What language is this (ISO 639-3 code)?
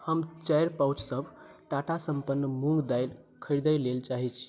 mai